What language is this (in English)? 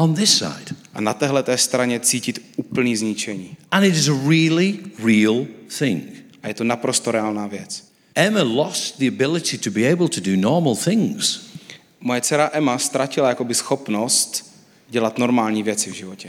Czech